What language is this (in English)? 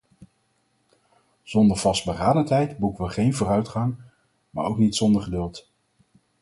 Dutch